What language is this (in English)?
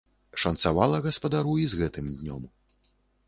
Belarusian